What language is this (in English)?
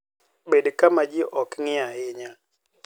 Luo (Kenya and Tanzania)